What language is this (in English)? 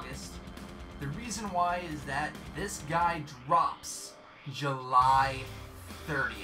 English